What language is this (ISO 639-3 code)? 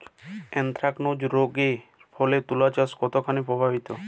ben